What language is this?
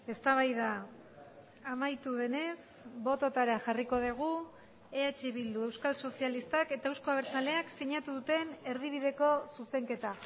Basque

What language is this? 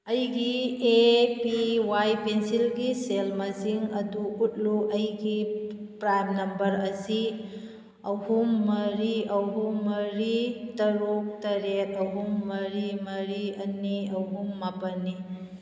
Manipuri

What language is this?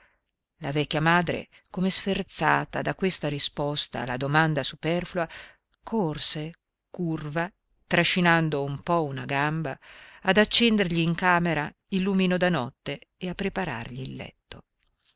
Italian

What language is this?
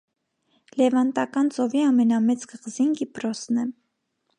Armenian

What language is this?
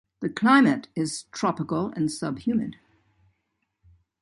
English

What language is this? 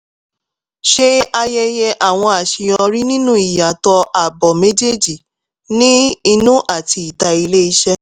Yoruba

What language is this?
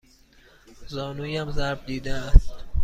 Persian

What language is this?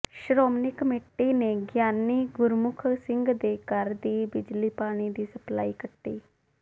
Punjabi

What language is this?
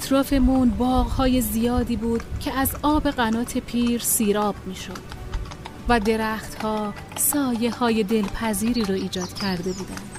Persian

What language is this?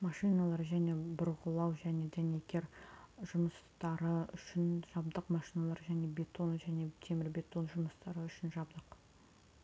Kazakh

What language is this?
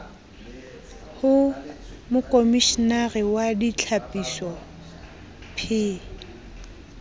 Southern Sotho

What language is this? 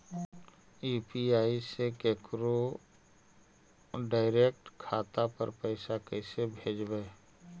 Magahi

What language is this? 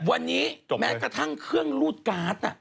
Thai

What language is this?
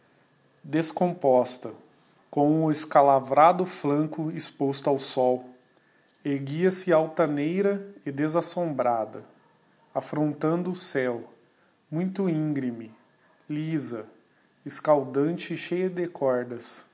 Portuguese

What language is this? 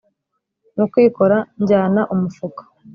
Kinyarwanda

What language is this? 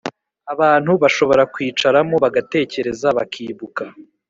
Kinyarwanda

